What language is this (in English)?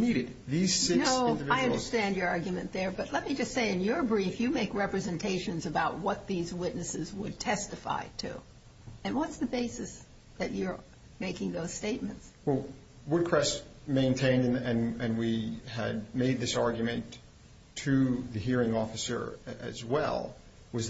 English